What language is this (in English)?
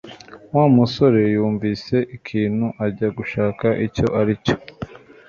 Kinyarwanda